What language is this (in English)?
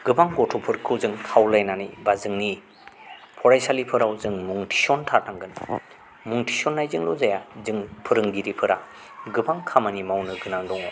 Bodo